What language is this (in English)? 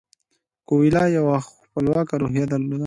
Pashto